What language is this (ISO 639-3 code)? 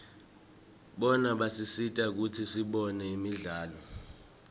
ssw